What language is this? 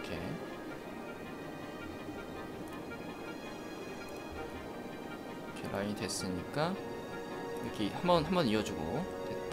Korean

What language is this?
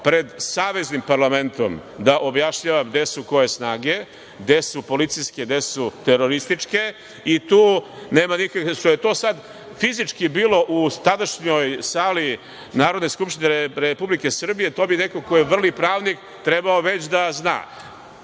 Serbian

